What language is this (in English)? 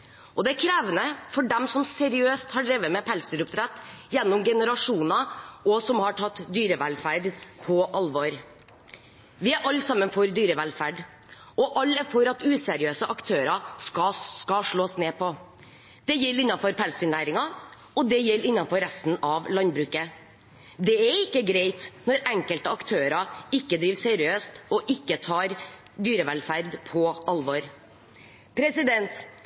Norwegian Bokmål